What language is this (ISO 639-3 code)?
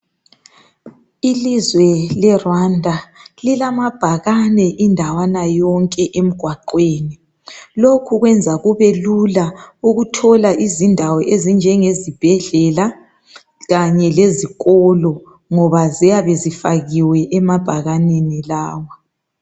nde